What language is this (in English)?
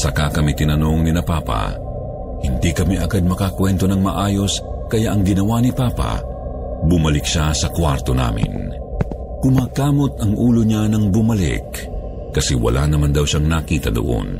Filipino